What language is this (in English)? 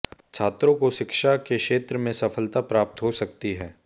Hindi